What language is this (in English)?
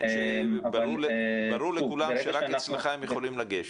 Hebrew